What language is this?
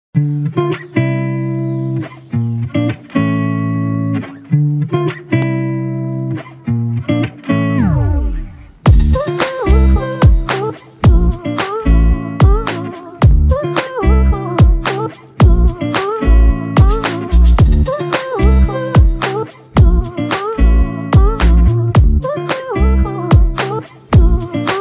English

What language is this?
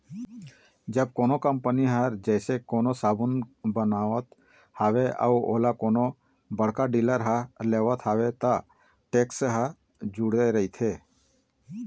Chhattisgarhi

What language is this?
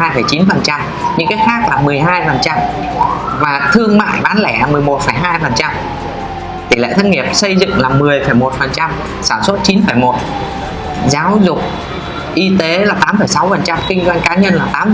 Vietnamese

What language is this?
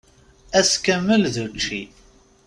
Kabyle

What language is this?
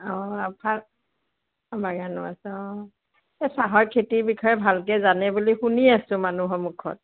Assamese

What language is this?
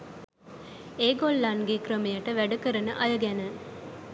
Sinhala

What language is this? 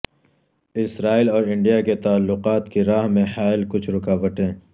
Urdu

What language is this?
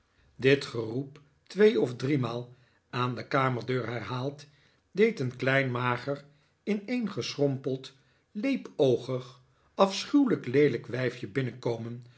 Dutch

